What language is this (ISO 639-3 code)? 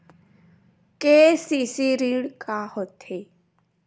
hne